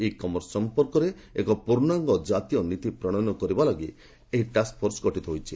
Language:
Odia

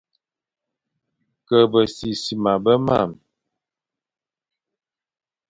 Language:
Fang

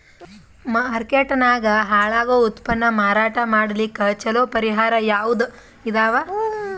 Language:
Kannada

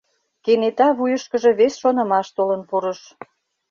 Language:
Mari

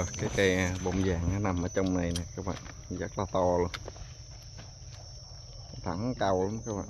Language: Vietnamese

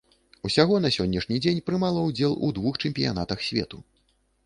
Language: Belarusian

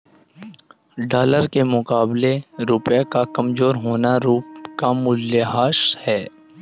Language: Hindi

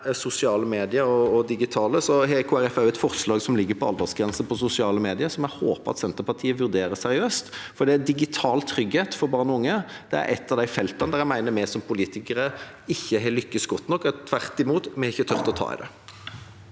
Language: Norwegian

